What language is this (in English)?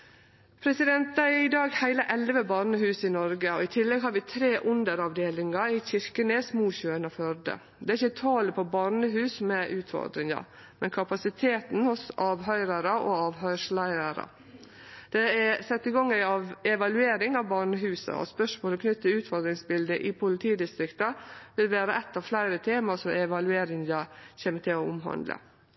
Norwegian Nynorsk